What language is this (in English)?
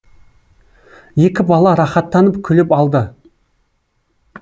Kazakh